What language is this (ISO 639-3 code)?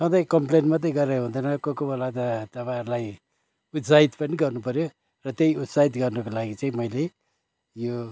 nep